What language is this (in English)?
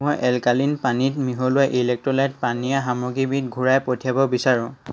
Assamese